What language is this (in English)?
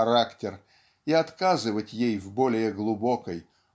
Russian